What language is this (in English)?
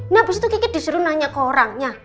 Indonesian